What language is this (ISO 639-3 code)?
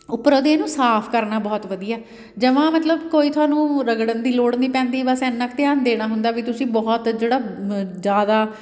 pan